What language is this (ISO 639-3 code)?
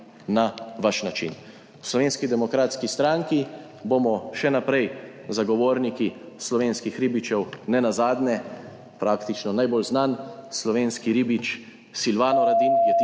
slv